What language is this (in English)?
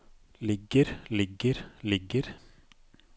Norwegian